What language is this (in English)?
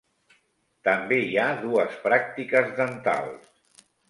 Catalan